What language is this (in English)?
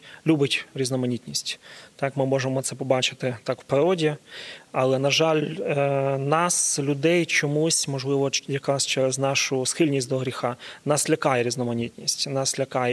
Ukrainian